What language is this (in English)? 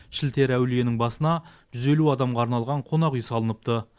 Kazakh